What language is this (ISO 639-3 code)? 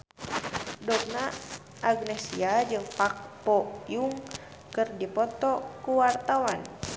sun